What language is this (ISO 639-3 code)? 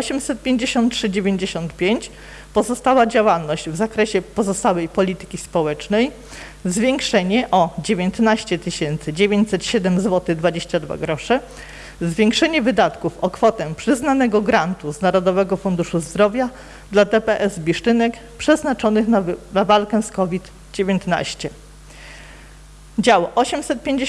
pol